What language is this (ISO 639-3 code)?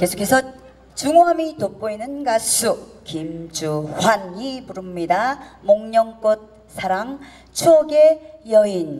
kor